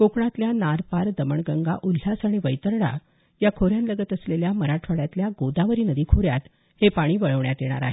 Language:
Marathi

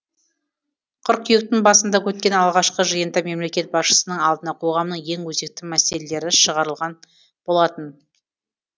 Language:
Kazakh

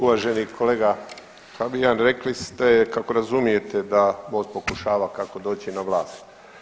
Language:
Croatian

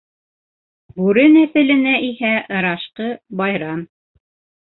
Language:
Bashkir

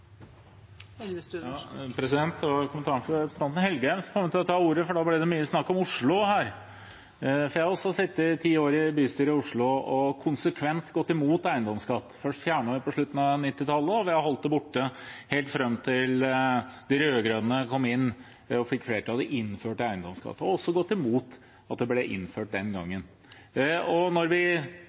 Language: Norwegian Bokmål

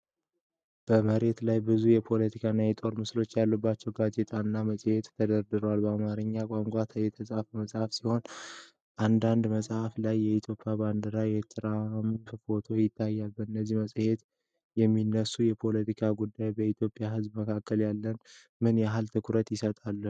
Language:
Amharic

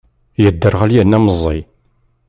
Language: Kabyle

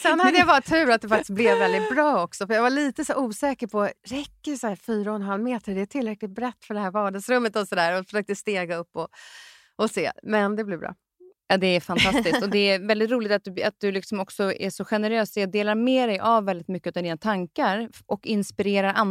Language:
Swedish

